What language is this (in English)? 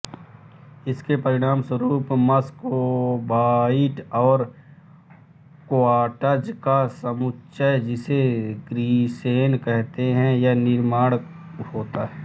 Hindi